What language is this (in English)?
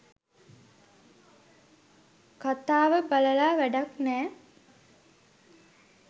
Sinhala